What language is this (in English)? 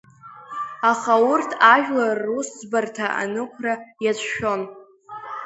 Abkhazian